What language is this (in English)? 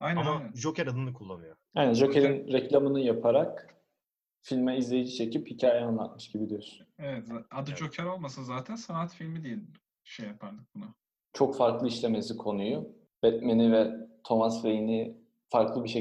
Turkish